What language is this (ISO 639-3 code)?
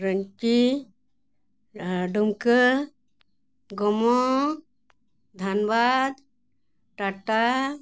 sat